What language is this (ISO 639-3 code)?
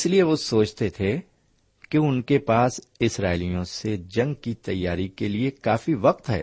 urd